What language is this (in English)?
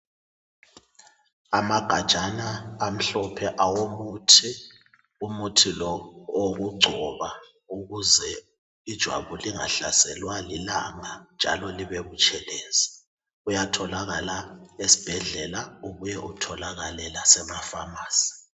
North Ndebele